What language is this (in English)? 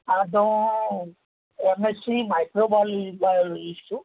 Gujarati